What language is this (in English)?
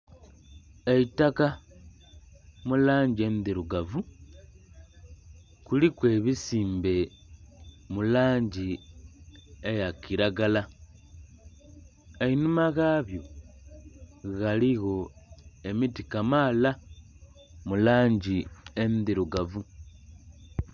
Soga